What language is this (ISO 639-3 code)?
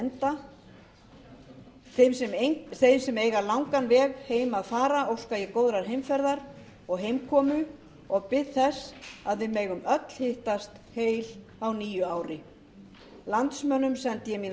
isl